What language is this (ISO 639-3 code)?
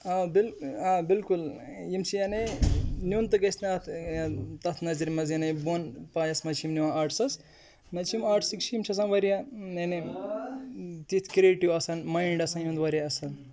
kas